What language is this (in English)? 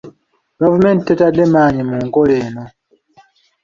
Ganda